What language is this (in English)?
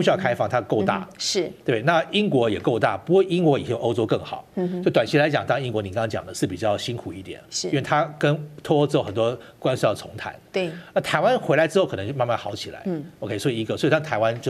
Chinese